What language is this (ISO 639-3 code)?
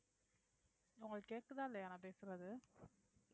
tam